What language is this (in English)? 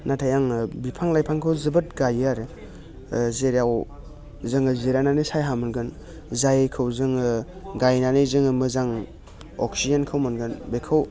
Bodo